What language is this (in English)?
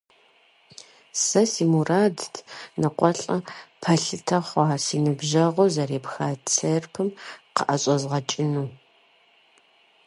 Kabardian